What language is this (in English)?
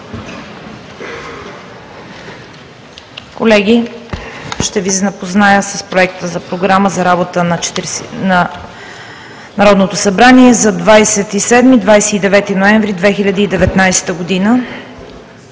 Bulgarian